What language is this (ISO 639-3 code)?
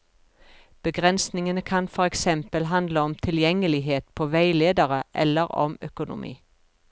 nor